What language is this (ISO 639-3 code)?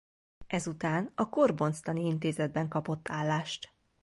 hun